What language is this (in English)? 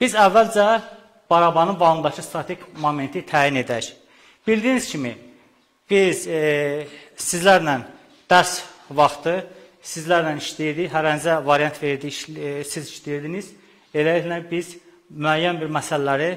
Turkish